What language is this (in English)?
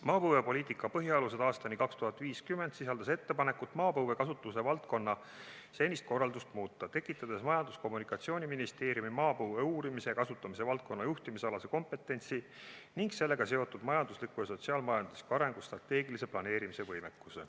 Estonian